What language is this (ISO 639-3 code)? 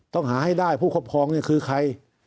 tha